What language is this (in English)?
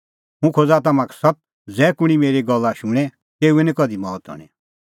Kullu Pahari